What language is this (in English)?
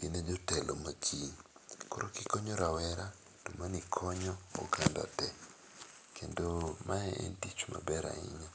Luo (Kenya and Tanzania)